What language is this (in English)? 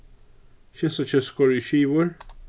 Faroese